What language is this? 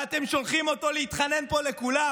Hebrew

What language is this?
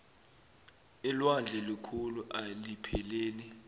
South Ndebele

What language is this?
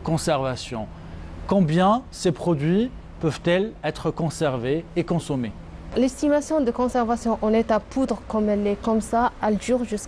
French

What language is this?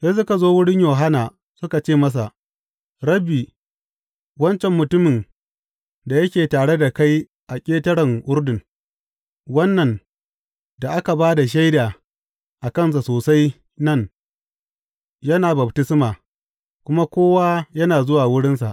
Hausa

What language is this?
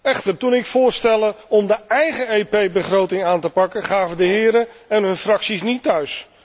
Dutch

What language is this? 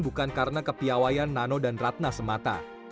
Indonesian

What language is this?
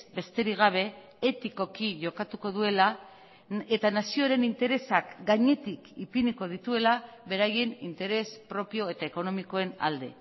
Basque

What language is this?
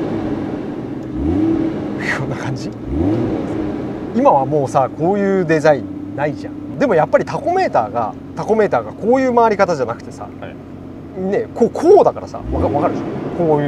Japanese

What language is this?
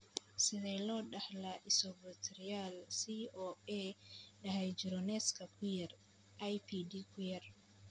Somali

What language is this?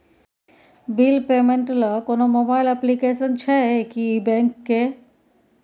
Maithili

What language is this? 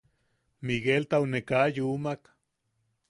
Yaqui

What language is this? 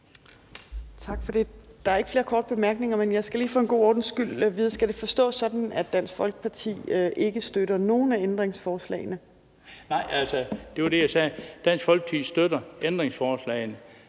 Danish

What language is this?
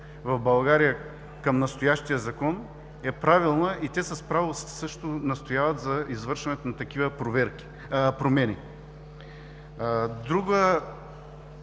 Bulgarian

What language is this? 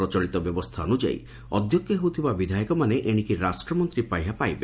Odia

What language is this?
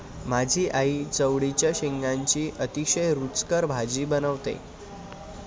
Marathi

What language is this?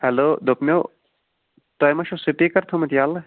Kashmiri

